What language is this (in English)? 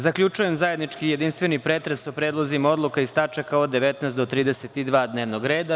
Serbian